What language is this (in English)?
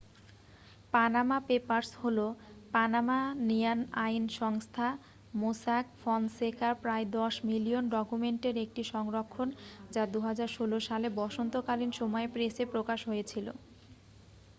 Bangla